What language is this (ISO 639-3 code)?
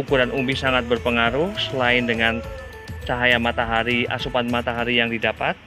ind